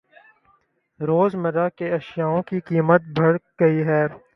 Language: Urdu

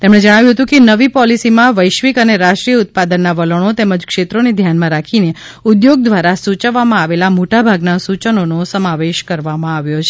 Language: Gujarati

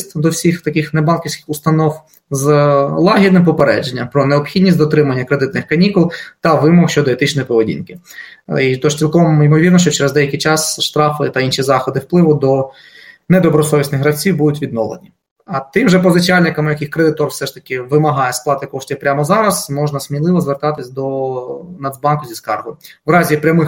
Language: Ukrainian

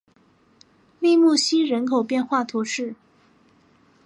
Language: Chinese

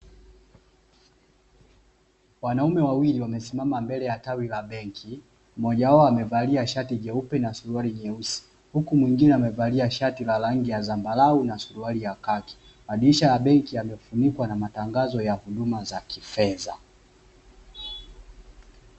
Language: Swahili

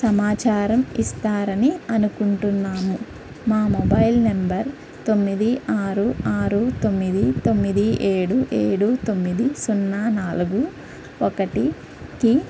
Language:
Telugu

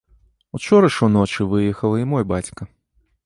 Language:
Belarusian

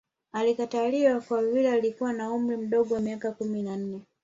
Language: Swahili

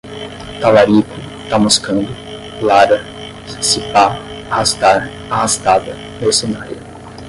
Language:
Portuguese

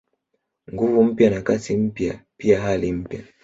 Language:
Swahili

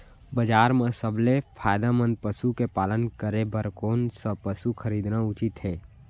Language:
Chhattisgarhi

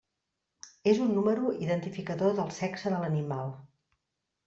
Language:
Catalan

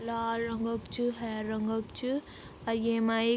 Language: Garhwali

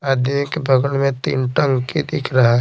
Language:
Hindi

